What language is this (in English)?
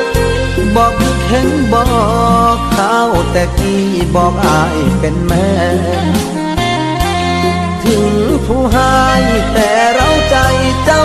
Thai